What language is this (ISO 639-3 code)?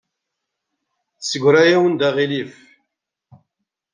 kab